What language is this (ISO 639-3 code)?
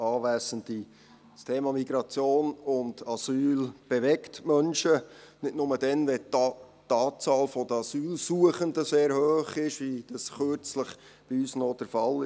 gsw